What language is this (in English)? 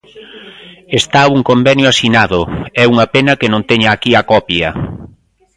Galician